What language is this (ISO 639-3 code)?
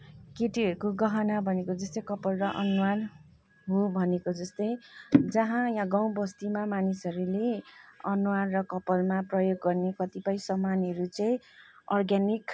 nep